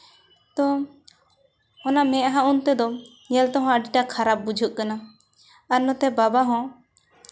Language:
Santali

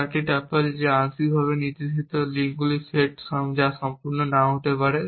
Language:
Bangla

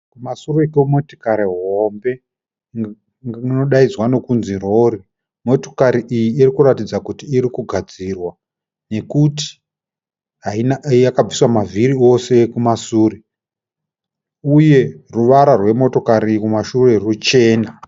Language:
Shona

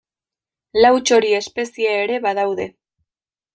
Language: Basque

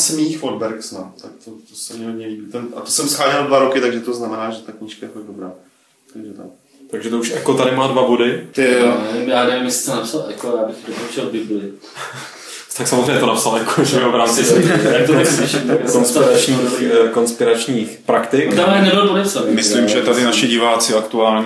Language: Czech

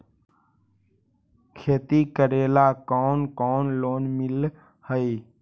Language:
Magahi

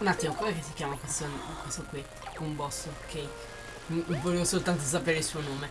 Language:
Italian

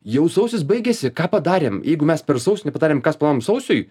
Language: Lithuanian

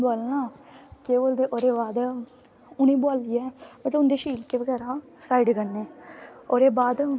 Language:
Dogri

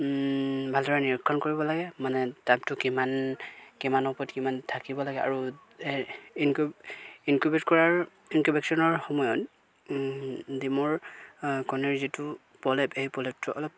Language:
Assamese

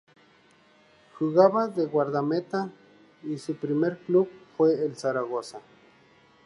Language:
Spanish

